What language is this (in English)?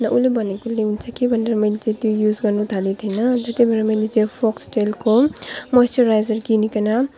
Nepali